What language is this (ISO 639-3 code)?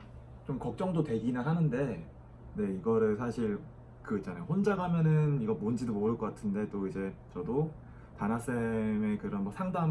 kor